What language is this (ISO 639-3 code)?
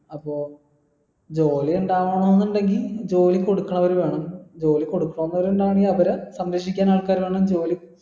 mal